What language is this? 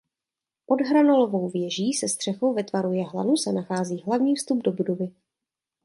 Czech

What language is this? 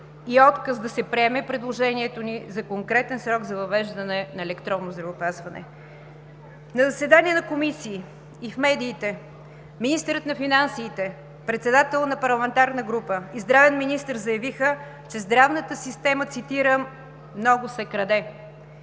Bulgarian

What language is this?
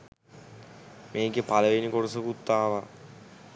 Sinhala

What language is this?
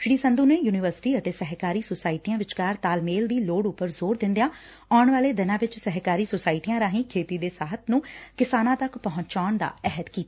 Punjabi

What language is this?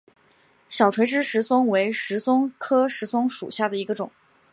Chinese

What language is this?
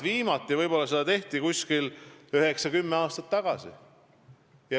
Estonian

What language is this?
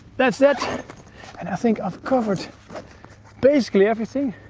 English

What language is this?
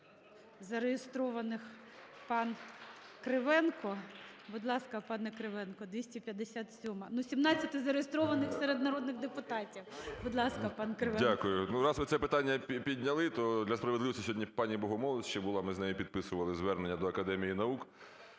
Ukrainian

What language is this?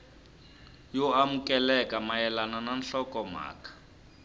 Tsonga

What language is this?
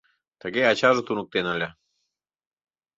Mari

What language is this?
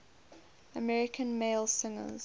English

